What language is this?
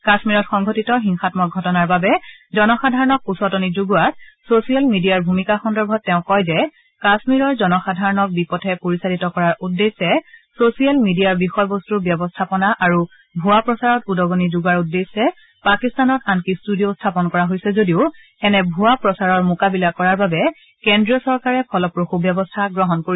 Assamese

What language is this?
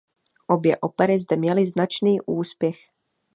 Czech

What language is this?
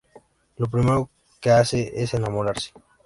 Spanish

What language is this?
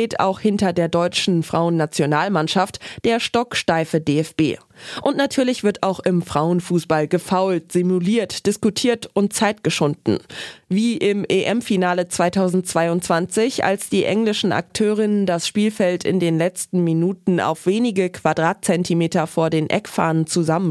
German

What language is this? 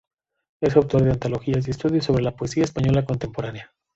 Spanish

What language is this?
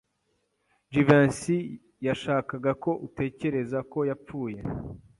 Kinyarwanda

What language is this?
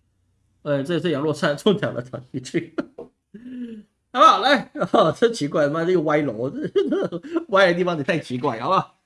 Chinese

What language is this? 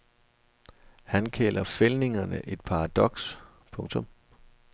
Danish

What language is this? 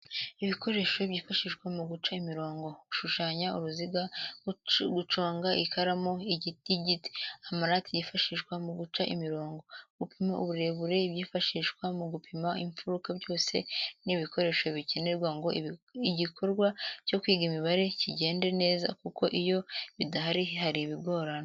Kinyarwanda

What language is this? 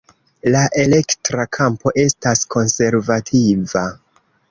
Esperanto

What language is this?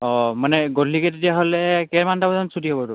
Assamese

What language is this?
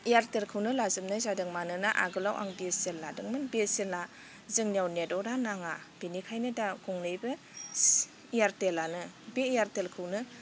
Bodo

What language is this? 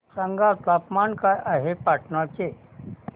Marathi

